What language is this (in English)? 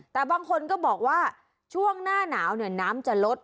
Thai